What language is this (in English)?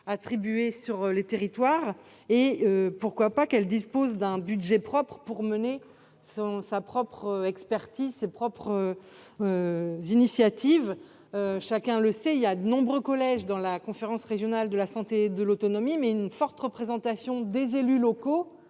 French